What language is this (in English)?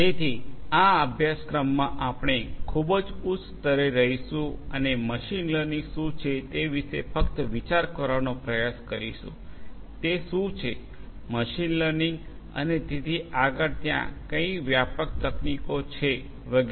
Gujarati